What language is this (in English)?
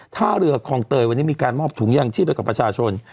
Thai